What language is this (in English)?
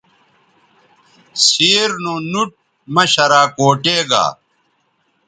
Bateri